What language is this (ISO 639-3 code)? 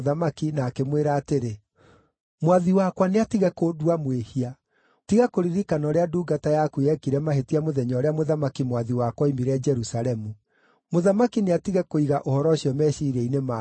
kik